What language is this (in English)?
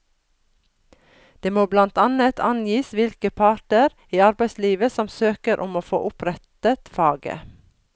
Norwegian